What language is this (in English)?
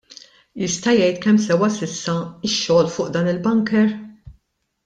Maltese